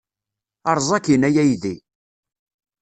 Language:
Kabyle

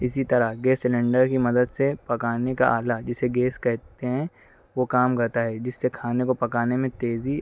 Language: Urdu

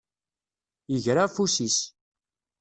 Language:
Kabyle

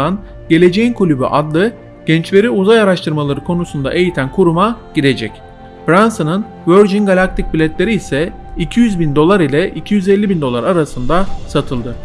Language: Turkish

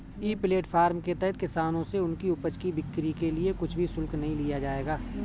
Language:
Hindi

